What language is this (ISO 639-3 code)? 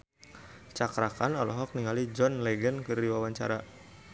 sun